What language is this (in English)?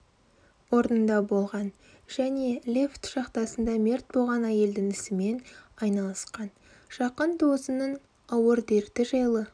Kazakh